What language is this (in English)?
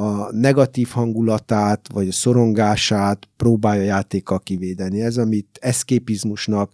Hungarian